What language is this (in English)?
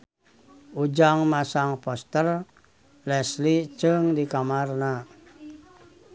Sundanese